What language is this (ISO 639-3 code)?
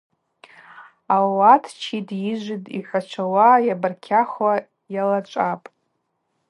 abq